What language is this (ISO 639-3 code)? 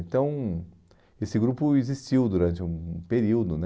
por